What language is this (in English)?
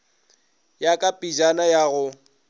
Northern Sotho